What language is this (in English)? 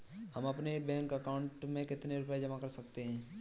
Hindi